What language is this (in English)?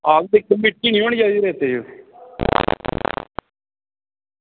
Dogri